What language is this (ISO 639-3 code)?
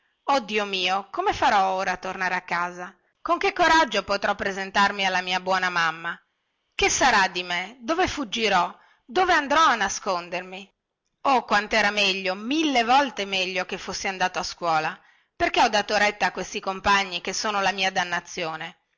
ita